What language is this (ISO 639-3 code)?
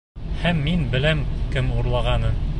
bak